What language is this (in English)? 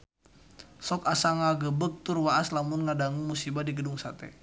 Sundanese